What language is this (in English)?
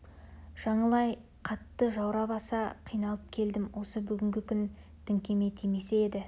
Kazakh